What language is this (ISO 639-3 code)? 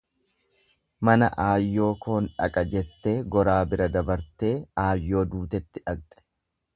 orm